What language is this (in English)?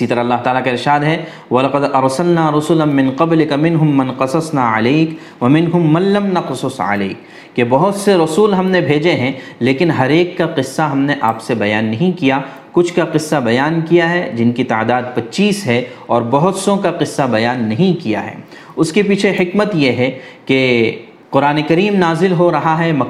Urdu